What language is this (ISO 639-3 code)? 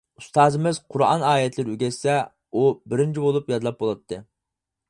uig